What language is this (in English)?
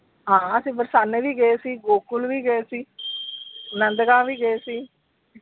Punjabi